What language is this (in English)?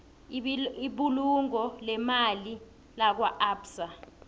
South Ndebele